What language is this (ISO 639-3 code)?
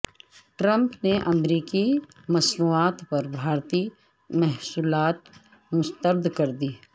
urd